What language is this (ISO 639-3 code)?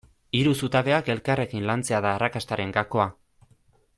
eus